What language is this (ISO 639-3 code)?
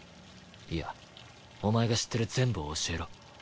jpn